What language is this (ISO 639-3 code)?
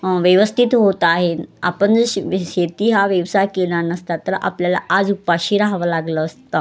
mar